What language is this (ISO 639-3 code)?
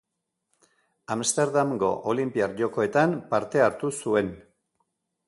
eus